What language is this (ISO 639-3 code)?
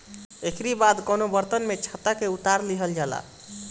bho